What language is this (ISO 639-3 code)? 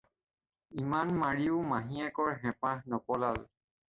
asm